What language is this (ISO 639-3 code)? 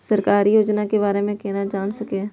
mai